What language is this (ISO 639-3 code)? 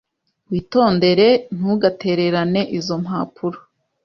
kin